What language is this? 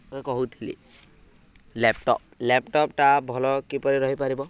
Odia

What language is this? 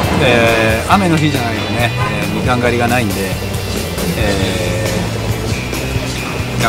Japanese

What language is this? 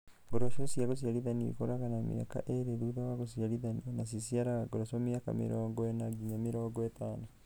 Kikuyu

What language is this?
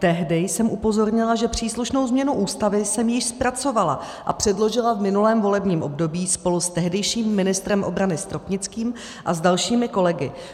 Czech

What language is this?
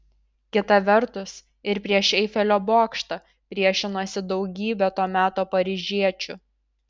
Lithuanian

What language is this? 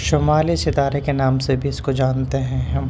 Urdu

